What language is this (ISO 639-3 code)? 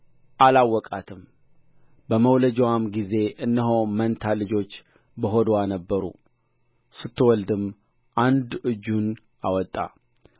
amh